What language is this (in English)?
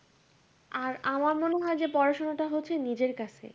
Bangla